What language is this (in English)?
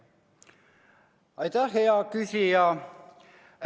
Estonian